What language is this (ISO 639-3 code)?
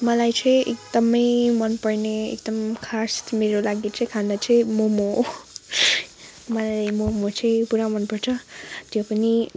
nep